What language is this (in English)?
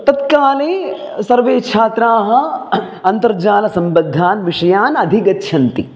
Sanskrit